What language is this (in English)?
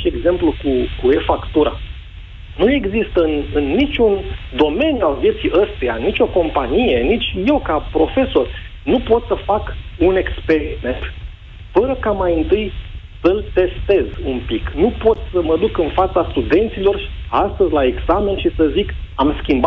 Romanian